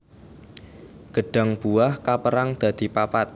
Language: Javanese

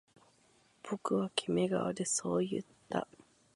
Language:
Japanese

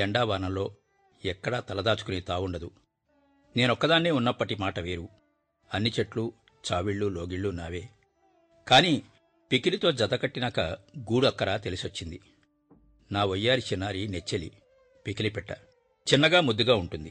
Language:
Telugu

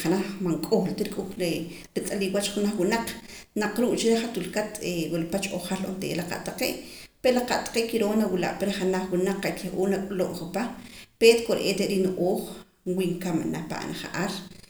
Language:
Poqomam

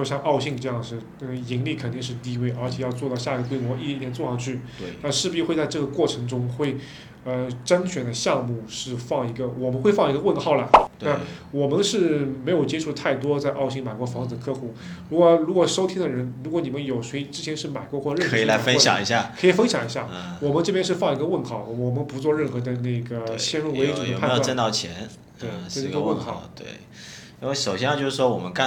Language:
Chinese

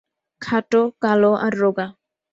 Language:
Bangla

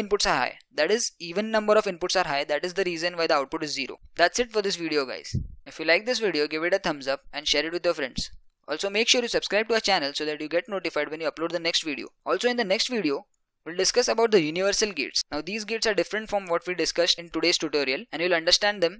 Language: English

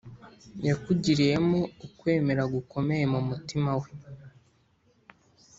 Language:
Kinyarwanda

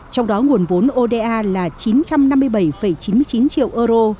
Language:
Vietnamese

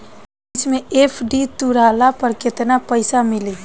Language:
Bhojpuri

